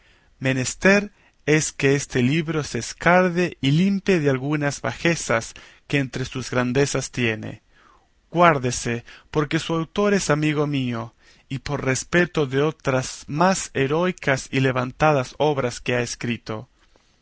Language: Spanish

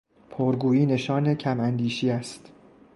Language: Persian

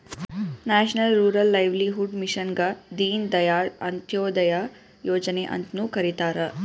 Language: Kannada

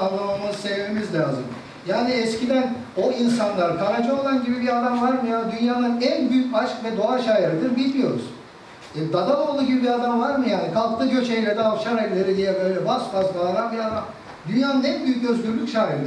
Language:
Turkish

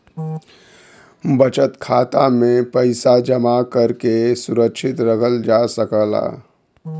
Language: Bhojpuri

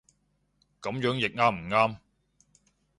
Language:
Cantonese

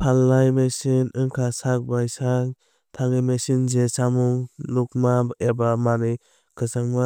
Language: Kok Borok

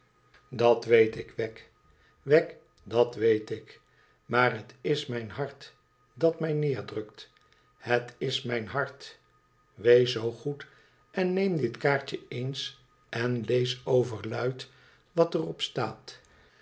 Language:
Dutch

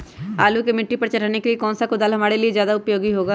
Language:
Magahi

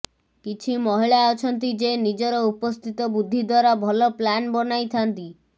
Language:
Odia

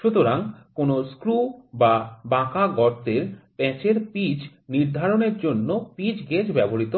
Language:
Bangla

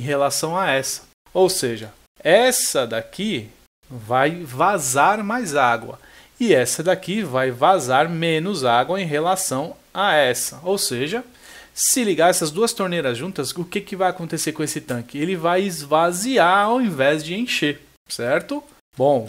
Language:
Portuguese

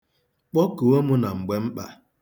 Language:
Igbo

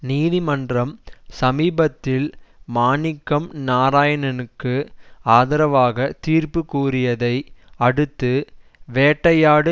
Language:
Tamil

